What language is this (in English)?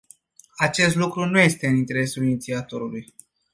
Romanian